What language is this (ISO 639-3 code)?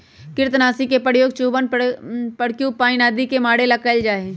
mag